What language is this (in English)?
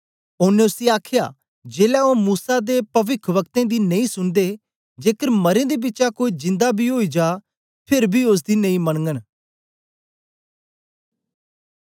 Dogri